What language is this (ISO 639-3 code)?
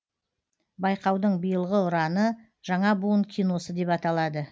kaz